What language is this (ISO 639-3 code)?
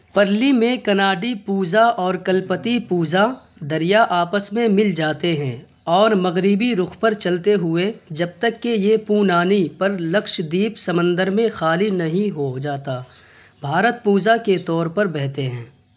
urd